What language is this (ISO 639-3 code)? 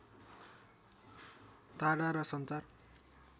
nep